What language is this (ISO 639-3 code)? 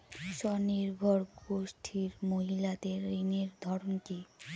ben